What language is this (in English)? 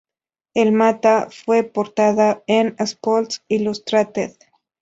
Spanish